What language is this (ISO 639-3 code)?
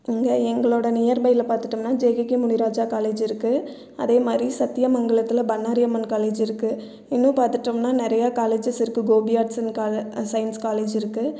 tam